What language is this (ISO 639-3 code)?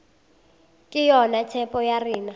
nso